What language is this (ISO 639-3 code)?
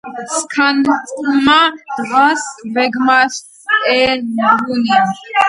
kat